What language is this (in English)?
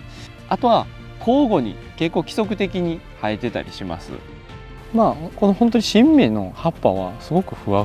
Japanese